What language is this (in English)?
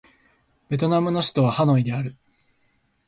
Japanese